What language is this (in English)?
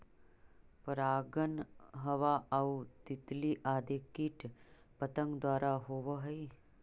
Magahi